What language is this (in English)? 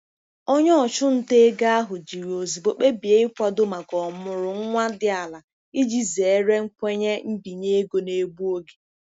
Igbo